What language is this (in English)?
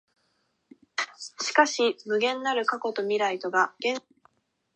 Japanese